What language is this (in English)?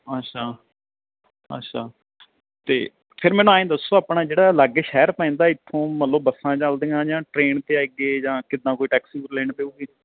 Punjabi